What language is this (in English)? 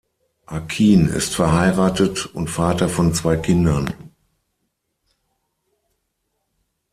German